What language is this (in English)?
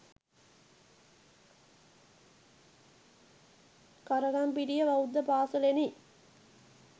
Sinhala